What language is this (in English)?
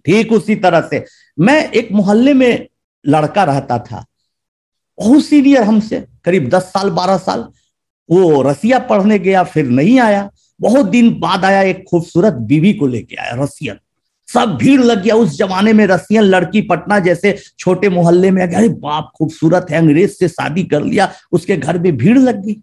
Hindi